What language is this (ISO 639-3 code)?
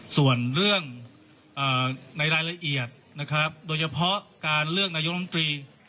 tha